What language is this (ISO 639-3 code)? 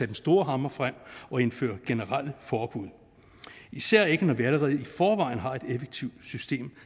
dan